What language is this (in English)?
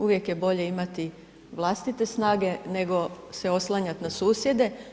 Croatian